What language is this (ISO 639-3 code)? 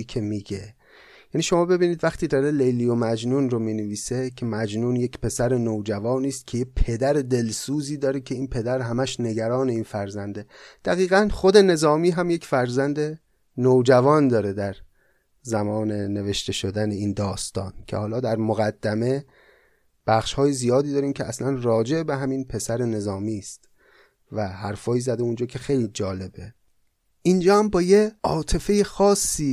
fas